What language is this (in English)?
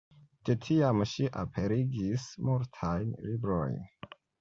Esperanto